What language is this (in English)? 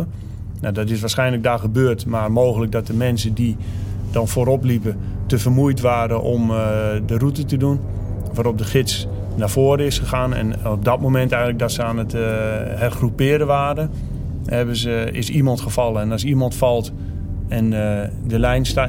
Dutch